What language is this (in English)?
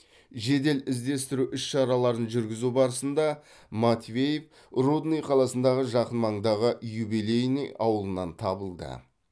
Kazakh